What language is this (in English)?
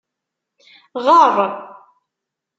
Kabyle